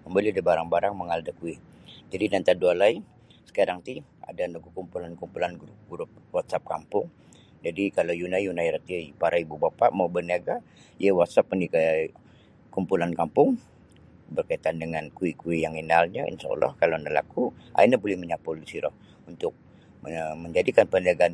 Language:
Sabah Bisaya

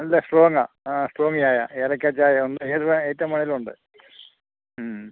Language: Malayalam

